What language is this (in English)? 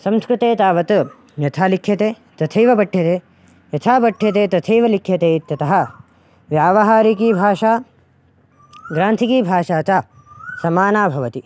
Sanskrit